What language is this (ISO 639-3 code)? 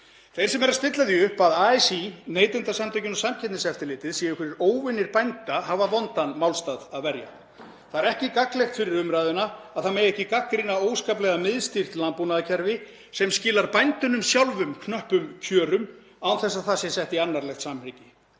isl